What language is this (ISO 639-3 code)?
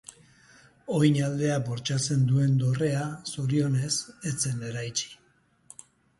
eus